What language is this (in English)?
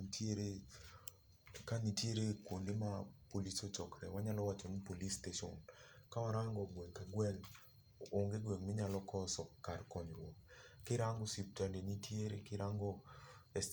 Luo (Kenya and Tanzania)